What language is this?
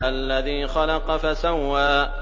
Arabic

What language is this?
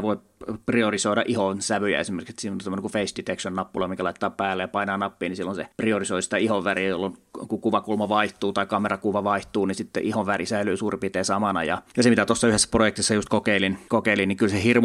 Finnish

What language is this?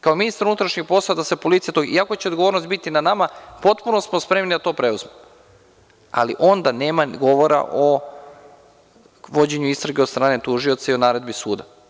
Serbian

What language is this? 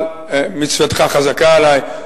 Hebrew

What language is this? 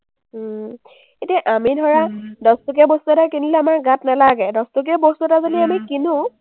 Assamese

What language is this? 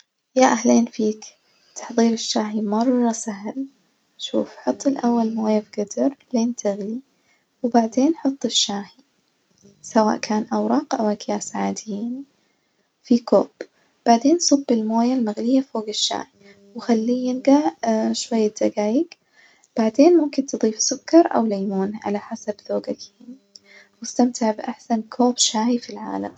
Najdi Arabic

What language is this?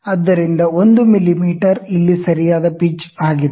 Kannada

